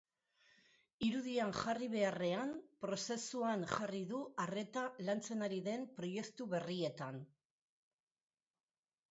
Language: Basque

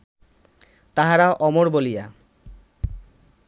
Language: Bangla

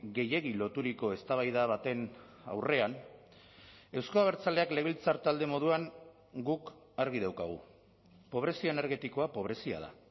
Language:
Basque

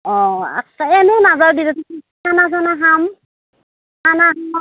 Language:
Assamese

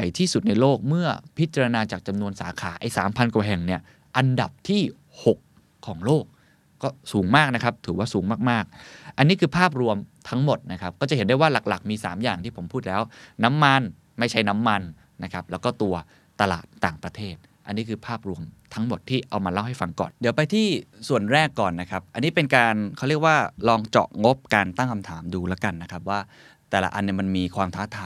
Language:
Thai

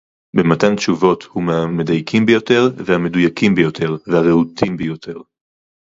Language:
Hebrew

